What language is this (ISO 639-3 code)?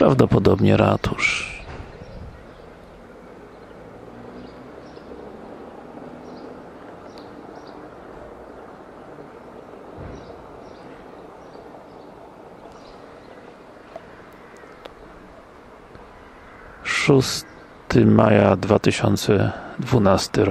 pol